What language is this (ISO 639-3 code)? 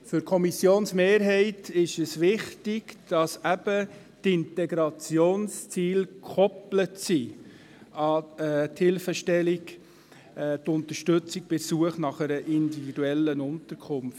gsw